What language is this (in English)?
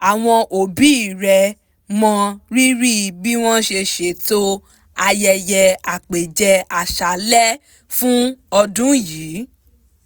Yoruba